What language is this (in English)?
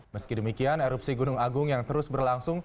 Indonesian